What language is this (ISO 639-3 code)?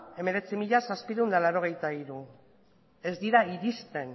eus